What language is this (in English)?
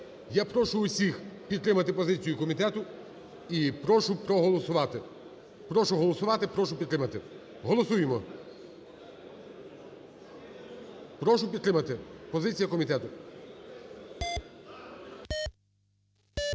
Ukrainian